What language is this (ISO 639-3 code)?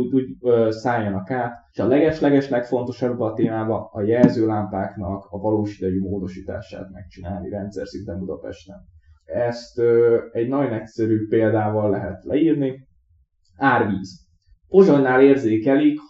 hun